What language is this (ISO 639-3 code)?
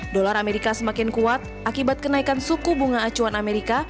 ind